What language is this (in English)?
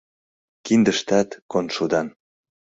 Mari